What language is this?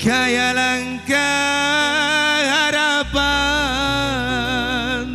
Indonesian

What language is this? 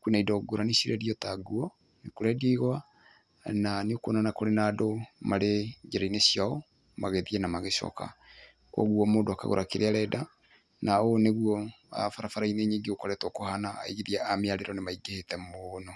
Kikuyu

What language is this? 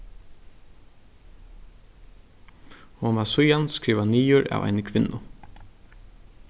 Faroese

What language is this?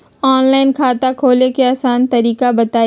Magahi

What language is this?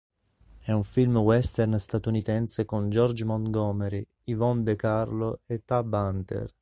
Italian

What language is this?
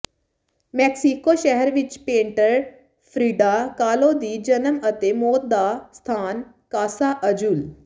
Punjabi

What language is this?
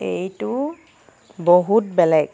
Assamese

